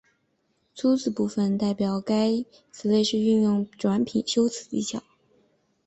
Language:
Chinese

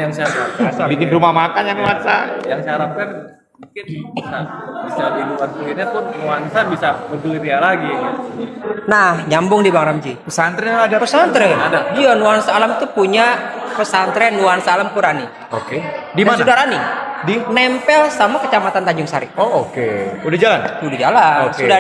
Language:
Indonesian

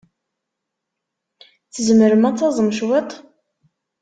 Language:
Kabyle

